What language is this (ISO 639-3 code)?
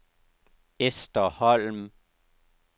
dan